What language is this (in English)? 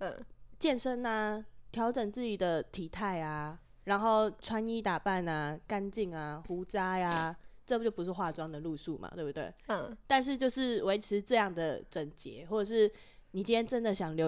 Chinese